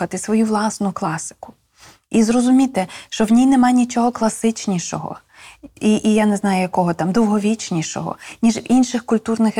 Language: Ukrainian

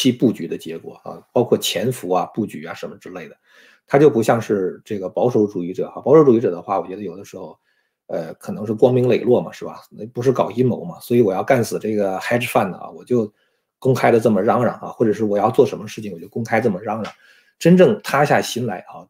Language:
Chinese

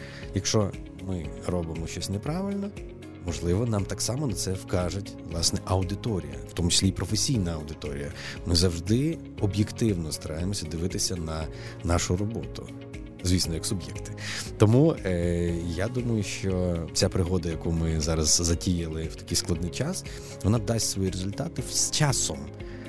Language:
Ukrainian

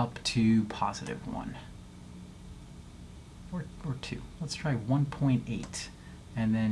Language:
English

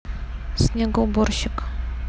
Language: Russian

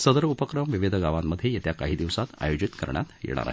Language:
Marathi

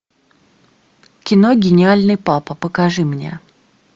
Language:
Russian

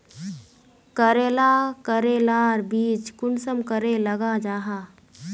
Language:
Magahi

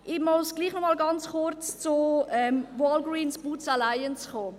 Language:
Swiss German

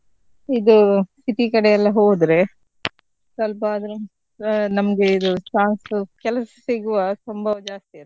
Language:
Kannada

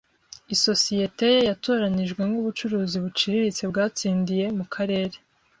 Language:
Kinyarwanda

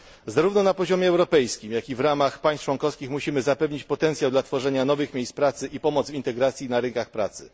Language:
Polish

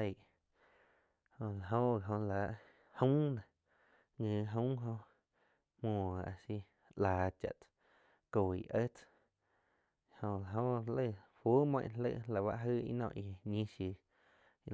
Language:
Quiotepec Chinantec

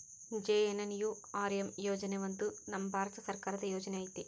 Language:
Kannada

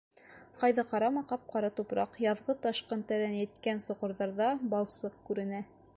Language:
Bashkir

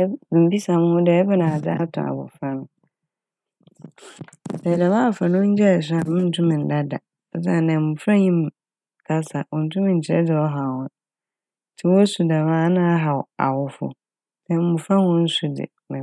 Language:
Akan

